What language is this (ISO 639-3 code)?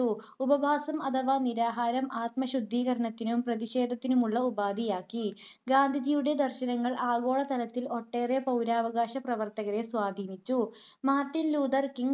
mal